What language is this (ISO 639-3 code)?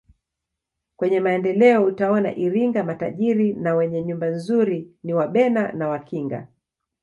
swa